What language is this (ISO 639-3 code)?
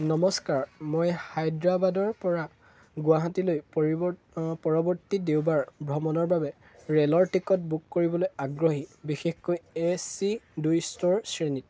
asm